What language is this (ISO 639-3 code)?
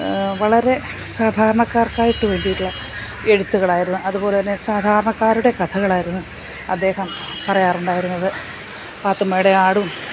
mal